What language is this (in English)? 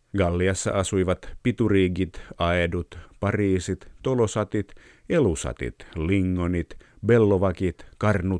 Finnish